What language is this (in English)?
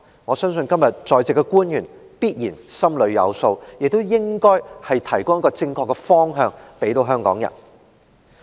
Cantonese